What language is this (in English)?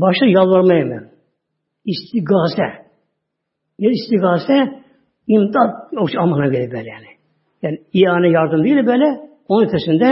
Turkish